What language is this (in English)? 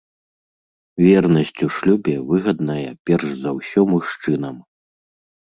Belarusian